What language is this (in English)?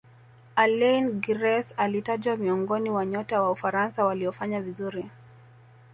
Swahili